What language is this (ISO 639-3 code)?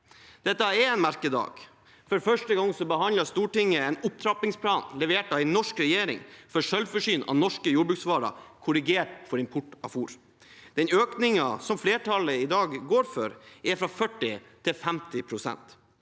nor